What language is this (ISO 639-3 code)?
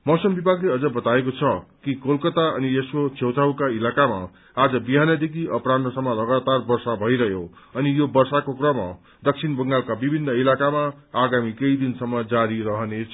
nep